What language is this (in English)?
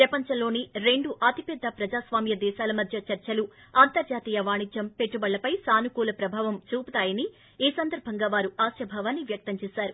Telugu